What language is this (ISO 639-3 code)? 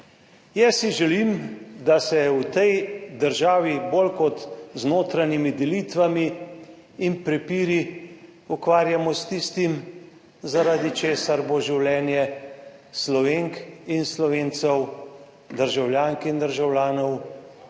slv